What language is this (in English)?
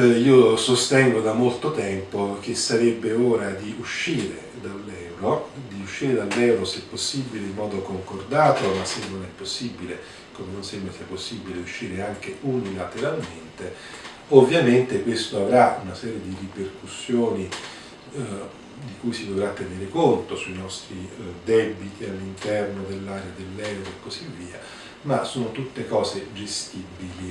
Italian